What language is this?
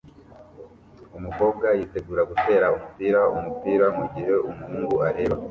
Kinyarwanda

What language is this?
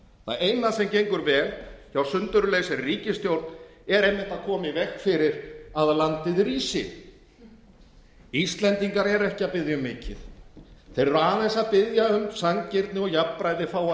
Icelandic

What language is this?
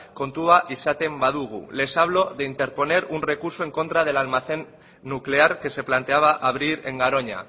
Spanish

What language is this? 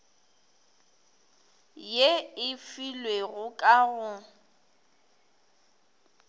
Northern Sotho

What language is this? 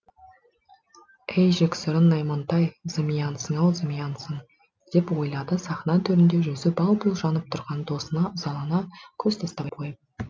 Kazakh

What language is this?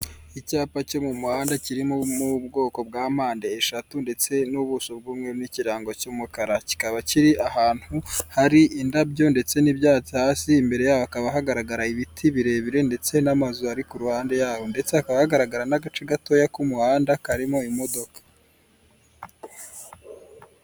Kinyarwanda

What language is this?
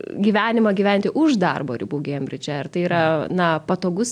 Lithuanian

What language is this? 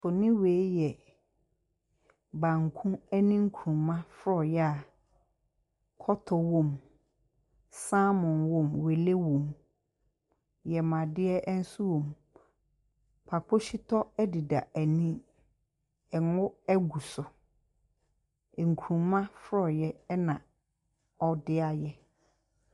Akan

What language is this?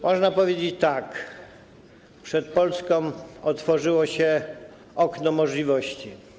Polish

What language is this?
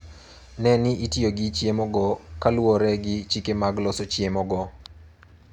Luo (Kenya and Tanzania)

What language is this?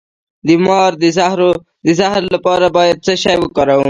Pashto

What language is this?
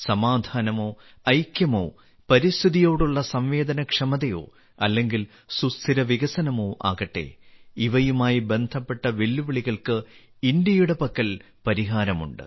Malayalam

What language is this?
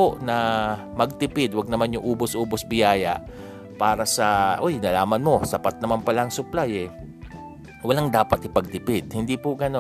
Filipino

